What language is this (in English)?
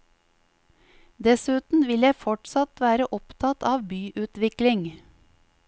Norwegian